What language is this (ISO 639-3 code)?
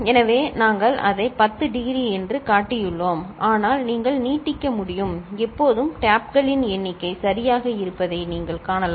tam